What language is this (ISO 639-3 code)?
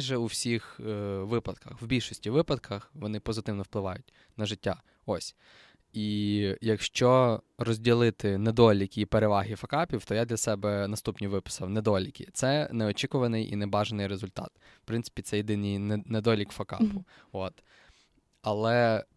ukr